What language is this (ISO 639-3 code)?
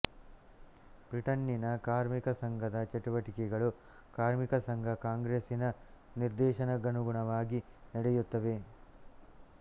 kan